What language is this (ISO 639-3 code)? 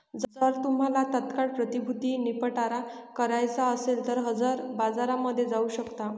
mar